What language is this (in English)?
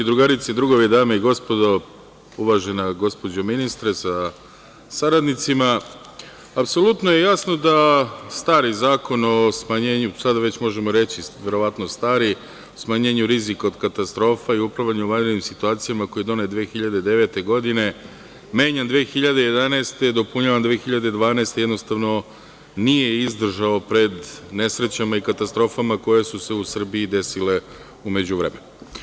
Serbian